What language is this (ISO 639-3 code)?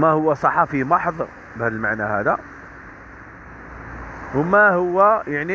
ara